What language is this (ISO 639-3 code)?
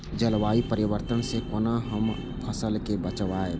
mai